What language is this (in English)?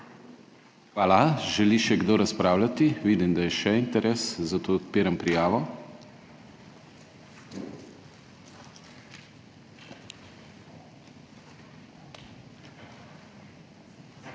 Slovenian